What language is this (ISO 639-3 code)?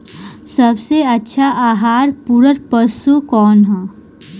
bho